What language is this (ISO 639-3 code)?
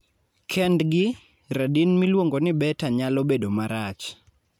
luo